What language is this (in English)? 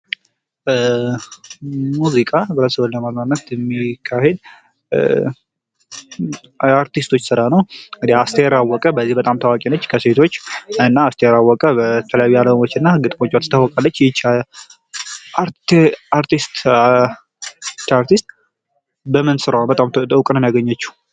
Amharic